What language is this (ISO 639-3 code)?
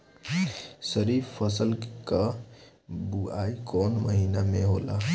bho